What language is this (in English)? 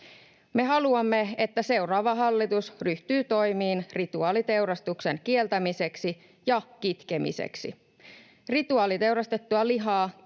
Finnish